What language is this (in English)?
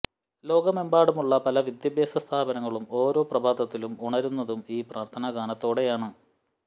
Malayalam